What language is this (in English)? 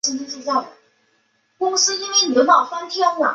Chinese